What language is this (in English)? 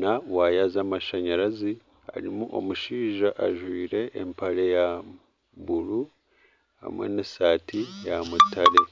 Nyankole